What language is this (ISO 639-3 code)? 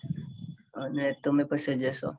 guj